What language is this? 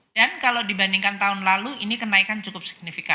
Indonesian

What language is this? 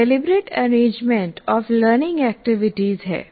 Hindi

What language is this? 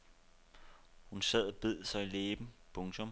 Danish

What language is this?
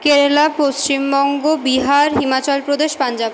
Bangla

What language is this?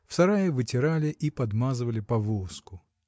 Russian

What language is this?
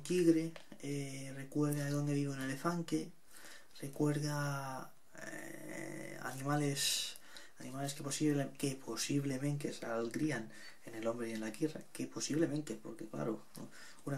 Spanish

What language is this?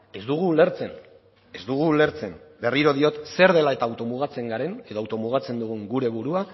Basque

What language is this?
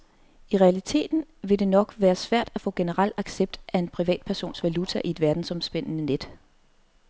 Danish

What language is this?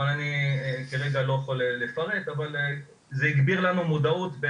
Hebrew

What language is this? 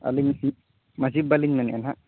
Santali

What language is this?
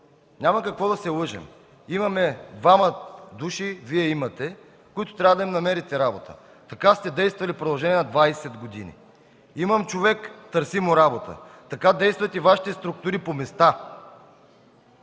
Bulgarian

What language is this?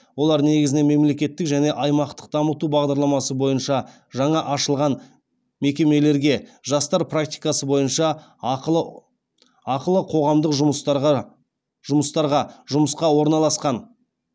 Kazakh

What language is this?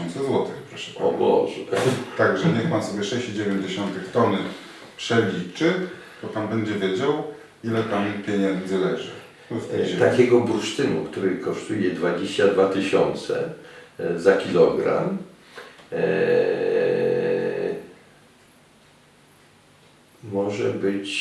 Polish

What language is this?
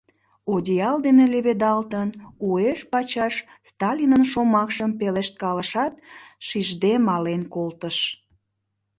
Mari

